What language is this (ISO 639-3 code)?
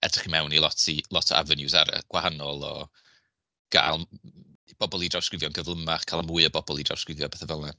cym